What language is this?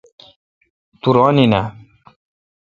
Kalkoti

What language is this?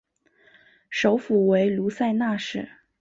Chinese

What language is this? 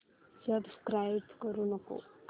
Marathi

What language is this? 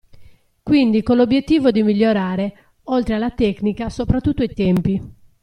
Italian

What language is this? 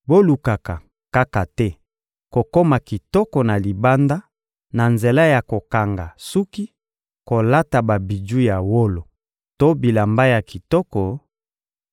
Lingala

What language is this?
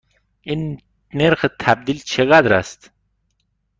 Persian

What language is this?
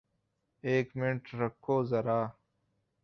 Urdu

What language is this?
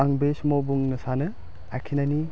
Bodo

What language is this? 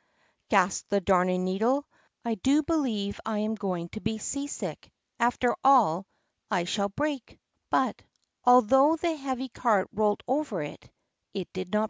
English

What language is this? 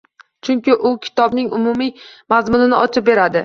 Uzbek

